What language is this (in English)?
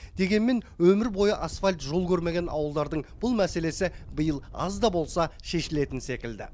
Kazakh